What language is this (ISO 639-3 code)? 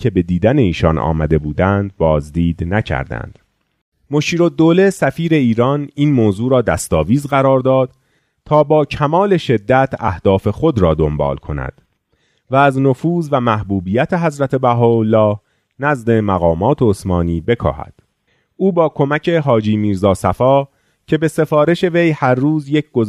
fas